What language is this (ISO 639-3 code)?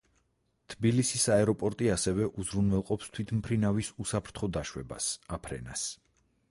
kat